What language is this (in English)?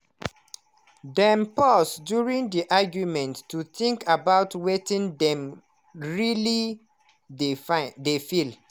Nigerian Pidgin